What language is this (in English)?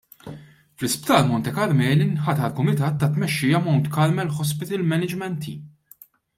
Maltese